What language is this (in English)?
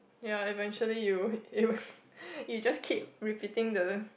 English